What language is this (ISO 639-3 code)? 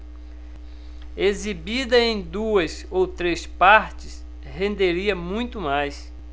por